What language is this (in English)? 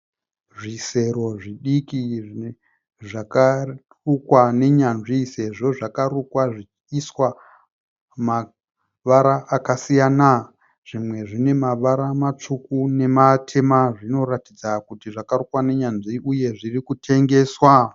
Shona